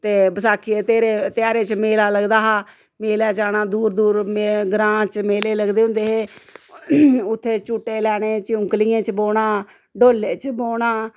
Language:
Dogri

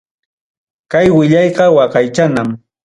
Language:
Ayacucho Quechua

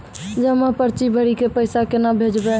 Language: Maithili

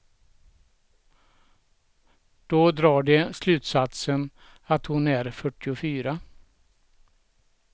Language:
Swedish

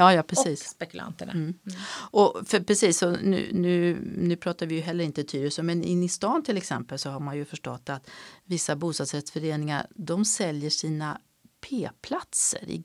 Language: Swedish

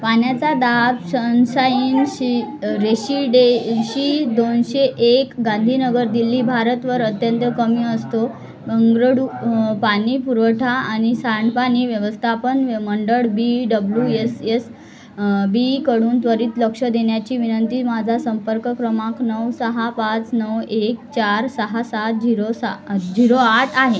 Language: Marathi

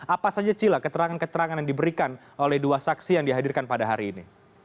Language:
Indonesian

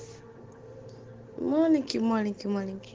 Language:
Russian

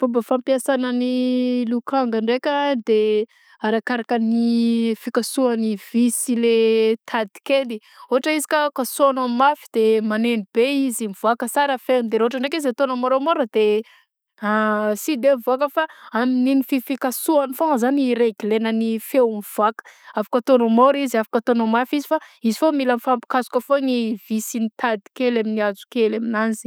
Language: Southern Betsimisaraka Malagasy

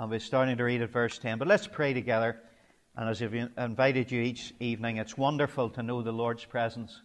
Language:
English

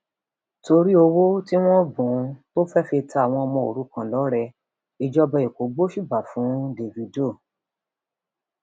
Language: Yoruba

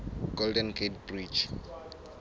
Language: Southern Sotho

